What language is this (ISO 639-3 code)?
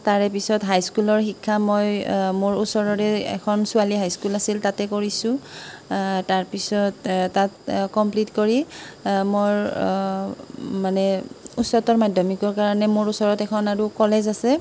asm